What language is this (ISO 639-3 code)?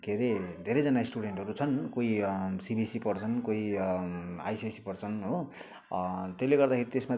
nep